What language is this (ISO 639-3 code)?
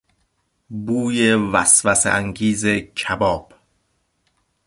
fas